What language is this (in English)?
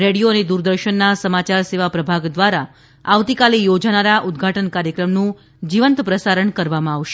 Gujarati